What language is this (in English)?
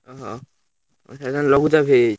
Odia